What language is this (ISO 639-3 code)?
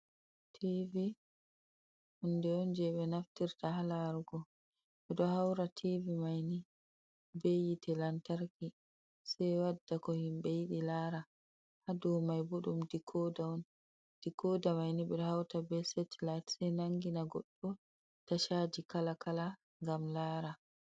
ful